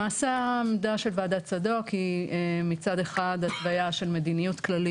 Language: Hebrew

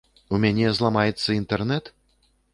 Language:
Belarusian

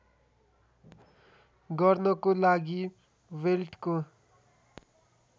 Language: Nepali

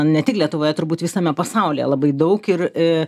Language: Lithuanian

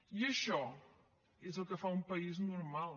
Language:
Catalan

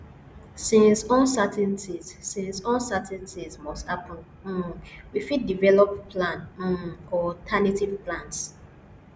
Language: Nigerian Pidgin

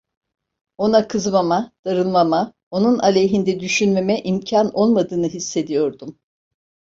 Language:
Turkish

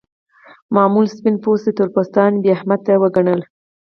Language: Pashto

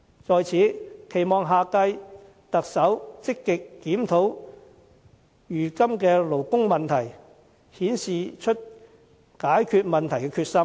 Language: Cantonese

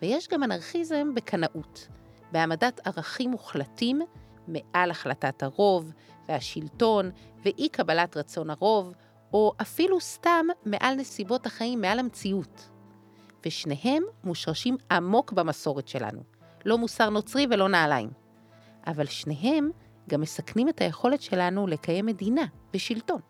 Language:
Hebrew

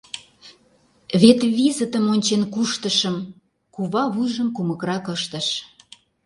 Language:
Mari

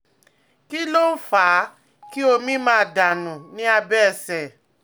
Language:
Yoruba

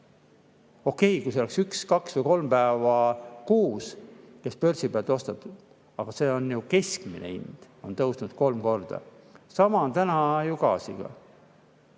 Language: Estonian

